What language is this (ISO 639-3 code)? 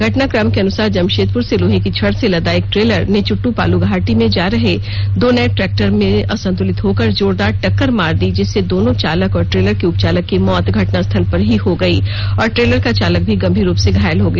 hin